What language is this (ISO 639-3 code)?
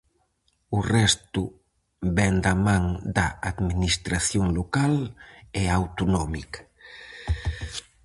glg